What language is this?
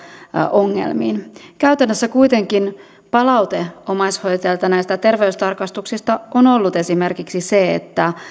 Finnish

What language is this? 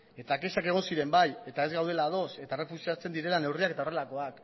Basque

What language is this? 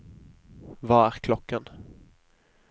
Norwegian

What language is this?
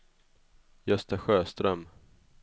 Swedish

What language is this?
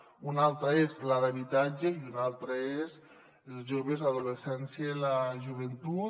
Catalan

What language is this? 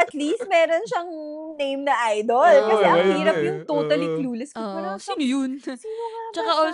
Filipino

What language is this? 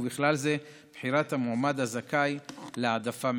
Hebrew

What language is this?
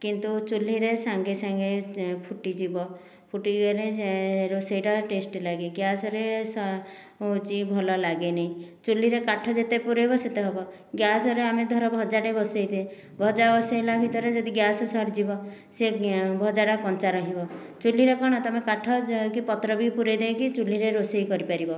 Odia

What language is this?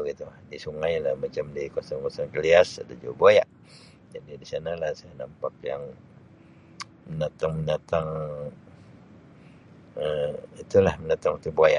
Sabah Malay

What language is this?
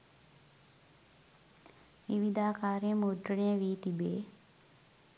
Sinhala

